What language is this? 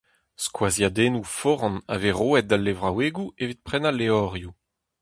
Breton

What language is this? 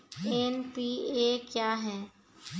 Maithili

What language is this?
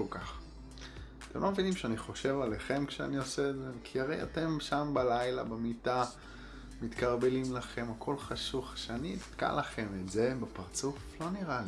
Hebrew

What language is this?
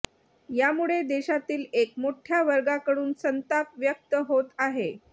Marathi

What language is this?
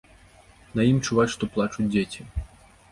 Belarusian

